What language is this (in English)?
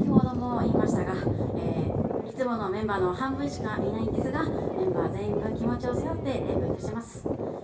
Japanese